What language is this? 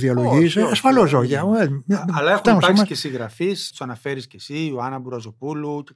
Greek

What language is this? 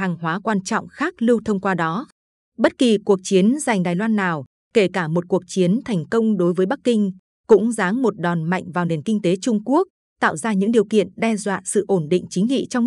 Vietnamese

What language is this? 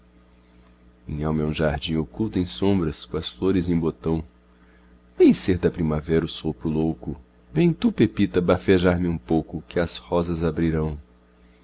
Portuguese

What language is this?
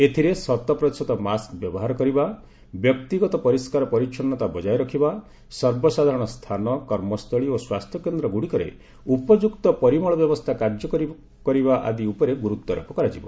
Odia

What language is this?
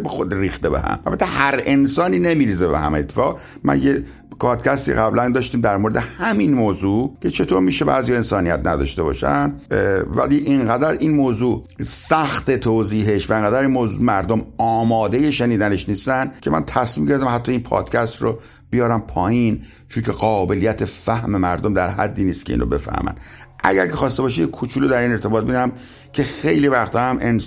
Persian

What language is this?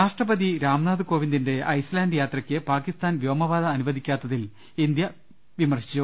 Malayalam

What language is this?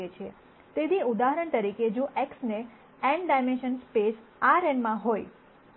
Gujarati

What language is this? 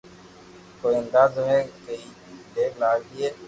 Loarki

